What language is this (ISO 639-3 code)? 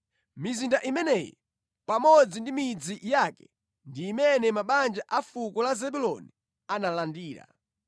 nya